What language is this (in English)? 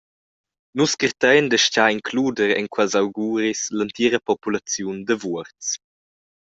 Romansh